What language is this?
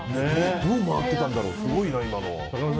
Japanese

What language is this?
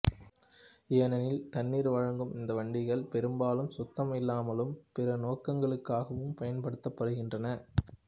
Tamil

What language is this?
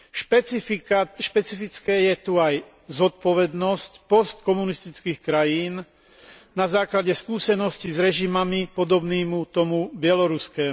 Slovak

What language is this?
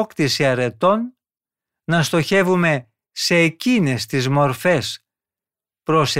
Greek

